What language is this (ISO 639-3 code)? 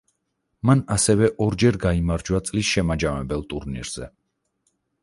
kat